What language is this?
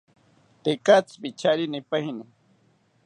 South Ucayali Ashéninka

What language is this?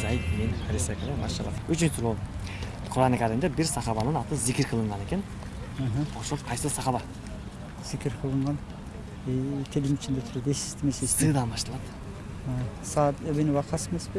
Turkish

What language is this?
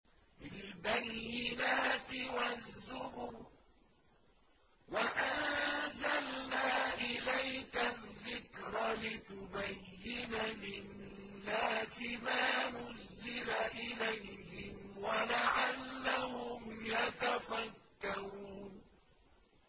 Arabic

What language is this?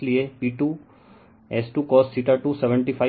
Hindi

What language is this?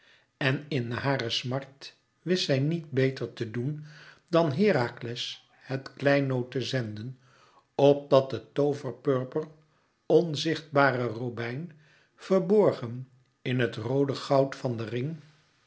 Dutch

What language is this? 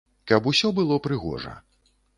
Belarusian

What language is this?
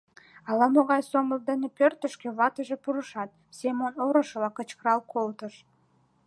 Mari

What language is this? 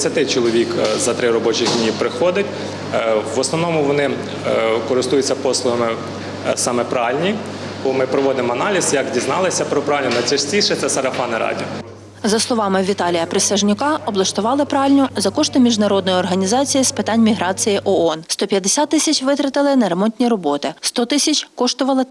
Ukrainian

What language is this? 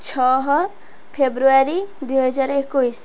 Odia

